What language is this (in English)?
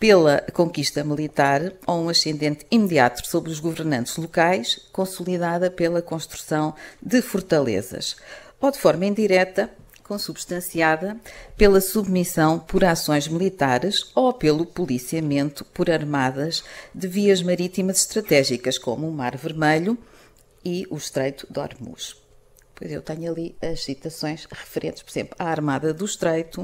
Portuguese